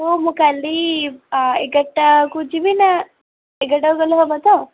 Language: Odia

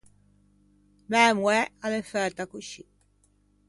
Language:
Ligurian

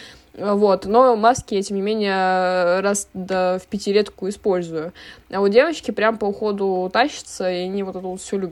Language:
Russian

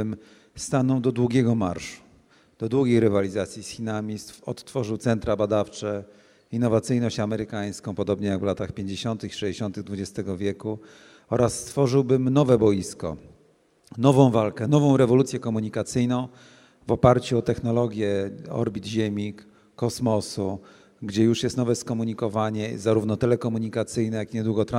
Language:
Polish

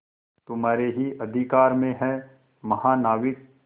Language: Hindi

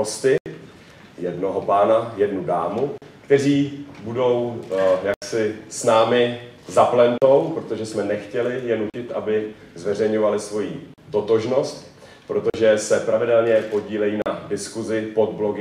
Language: Czech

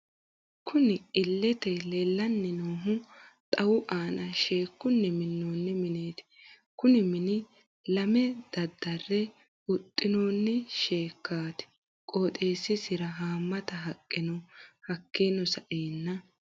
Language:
Sidamo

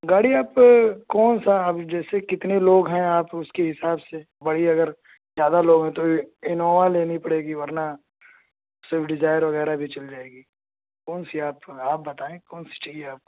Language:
Urdu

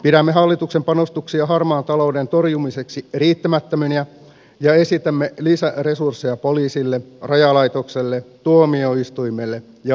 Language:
Finnish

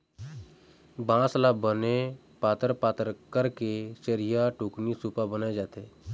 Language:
Chhattisgarhi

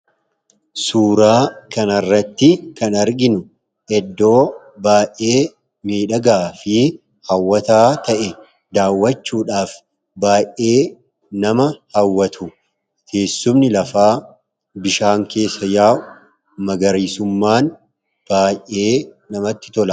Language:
Oromo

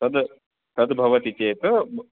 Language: Sanskrit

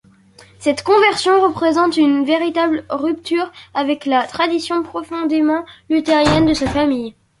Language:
French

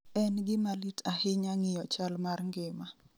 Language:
Luo (Kenya and Tanzania)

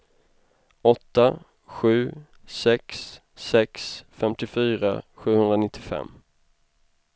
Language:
Swedish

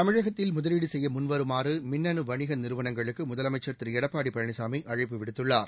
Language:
Tamil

